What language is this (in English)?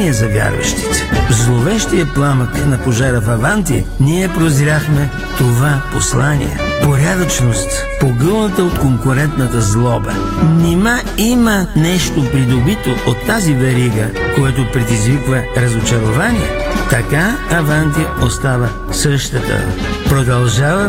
Bulgarian